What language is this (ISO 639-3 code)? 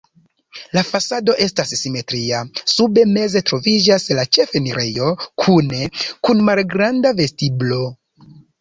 epo